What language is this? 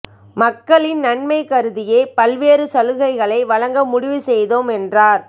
Tamil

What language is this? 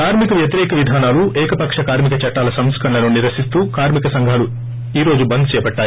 Telugu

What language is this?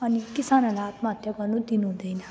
Nepali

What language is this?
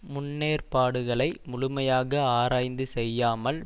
Tamil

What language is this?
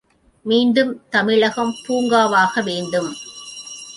Tamil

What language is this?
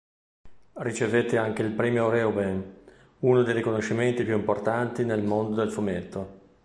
Italian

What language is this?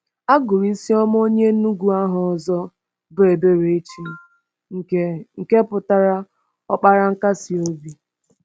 Igbo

